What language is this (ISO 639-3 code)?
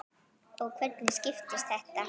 isl